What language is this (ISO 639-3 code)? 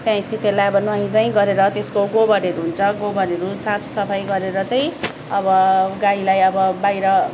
nep